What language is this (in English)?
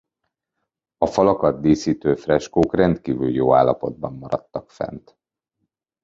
Hungarian